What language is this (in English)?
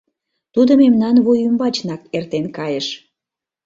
Mari